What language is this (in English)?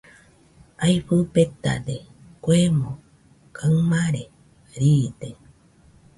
Nüpode Huitoto